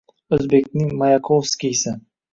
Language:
Uzbek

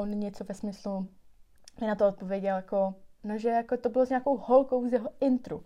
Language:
Czech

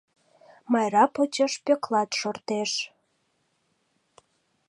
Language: Mari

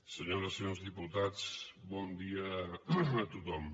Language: Catalan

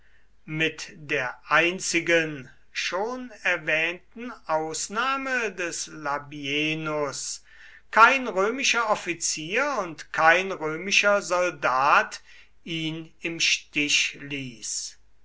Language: German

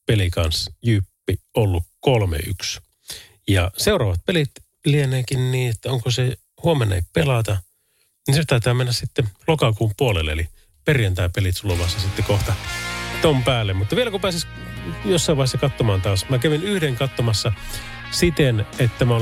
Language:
Finnish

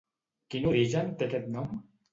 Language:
Catalan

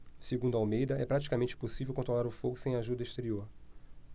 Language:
Portuguese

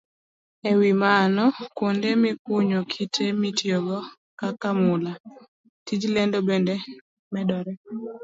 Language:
Luo (Kenya and Tanzania)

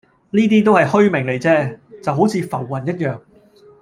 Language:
Cantonese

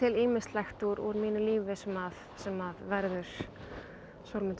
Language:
Icelandic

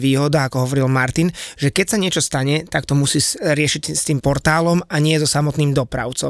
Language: Slovak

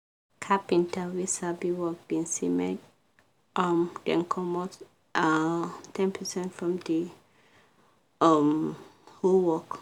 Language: Nigerian Pidgin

